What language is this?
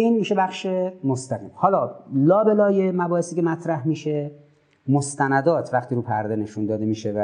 Persian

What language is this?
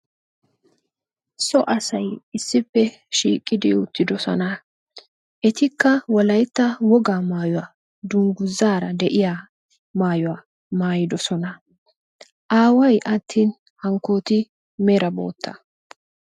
Wolaytta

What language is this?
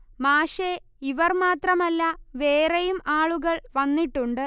Malayalam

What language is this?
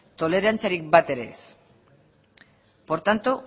Basque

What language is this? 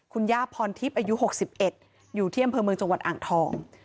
Thai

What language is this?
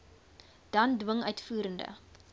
Afrikaans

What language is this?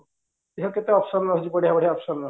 Odia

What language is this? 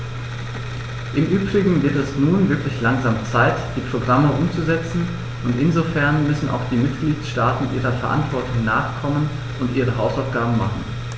German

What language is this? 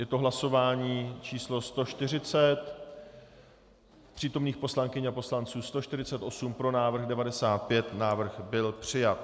Czech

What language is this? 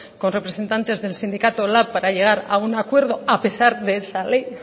Spanish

